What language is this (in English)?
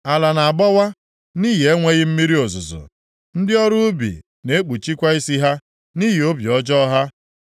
Igbo